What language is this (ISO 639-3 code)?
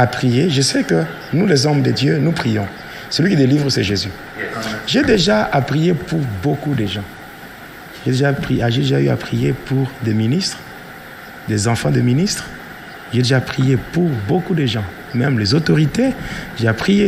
fra